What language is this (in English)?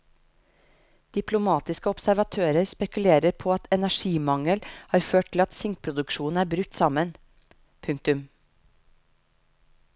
Norwegian